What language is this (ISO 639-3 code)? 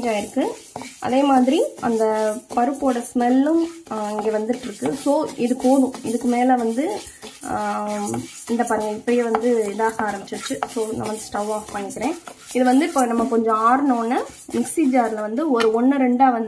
nld